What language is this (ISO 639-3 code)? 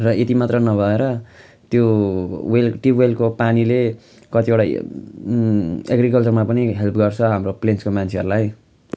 nep